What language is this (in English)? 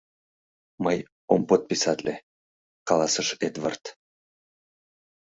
Mari